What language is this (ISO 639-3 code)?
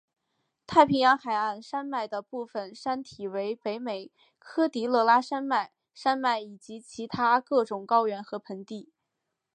zho